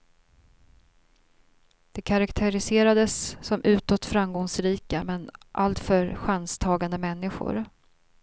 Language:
Swedish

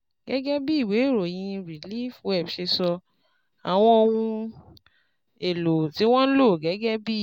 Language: Yoruba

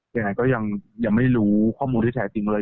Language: Thai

